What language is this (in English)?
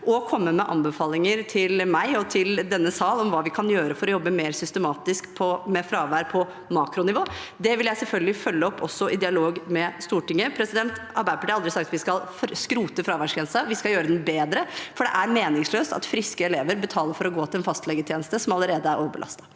Norwegian